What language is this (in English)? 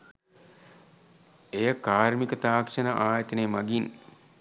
Sinhala